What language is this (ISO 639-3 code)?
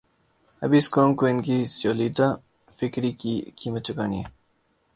urd